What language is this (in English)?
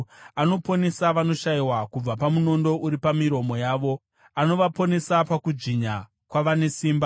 Shona